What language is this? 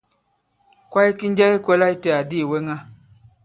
Bankon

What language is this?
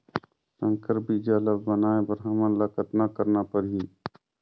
Chhattisgarhi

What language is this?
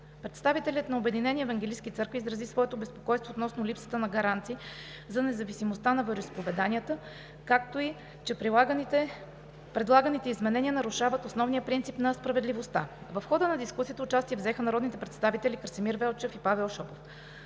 Bulgarian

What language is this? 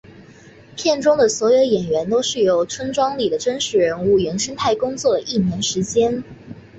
Chinese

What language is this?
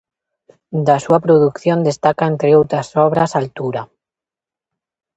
Galician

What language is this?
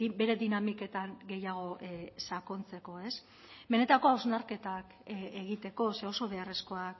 Basque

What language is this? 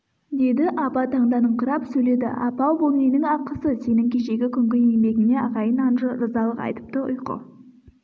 Kazakh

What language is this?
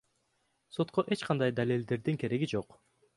Kyrgyz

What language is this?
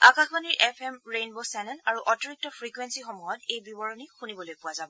Assamese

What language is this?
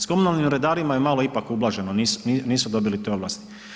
Croatian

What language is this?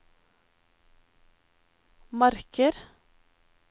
Norwegian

